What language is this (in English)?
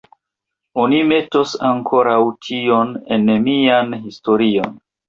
Esperanto